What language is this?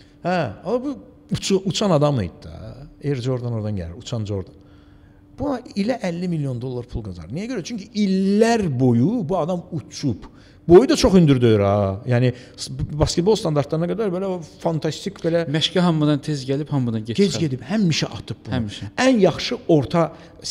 Turkish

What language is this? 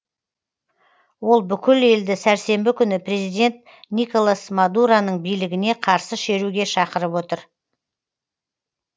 Kazakh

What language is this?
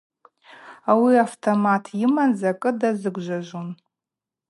Abaza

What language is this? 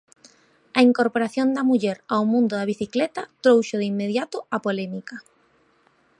Galician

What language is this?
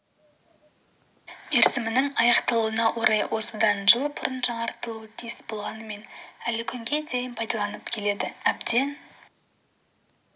Kazakh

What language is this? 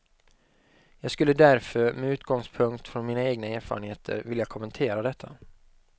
Swedish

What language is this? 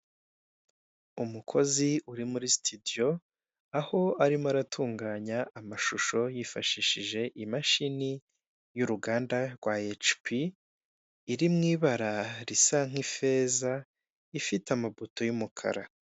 Kinyarwanda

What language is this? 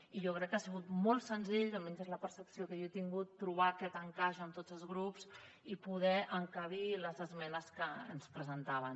Catalan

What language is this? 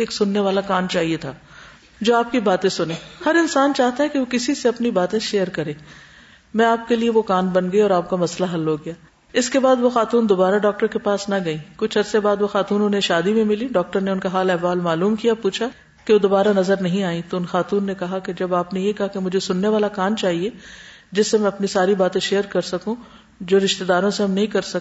Urdu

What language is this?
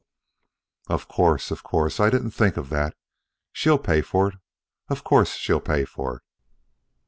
English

